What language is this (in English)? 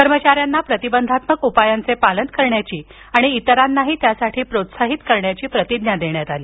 Marathi